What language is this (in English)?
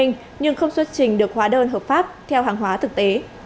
Vietnamese